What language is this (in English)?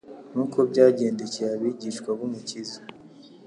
Kinyarwanda